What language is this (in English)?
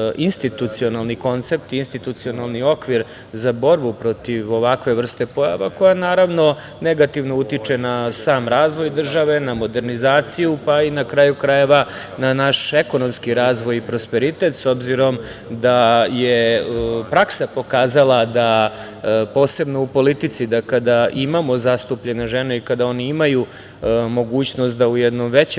Serbian